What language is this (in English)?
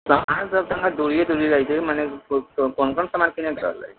Maithili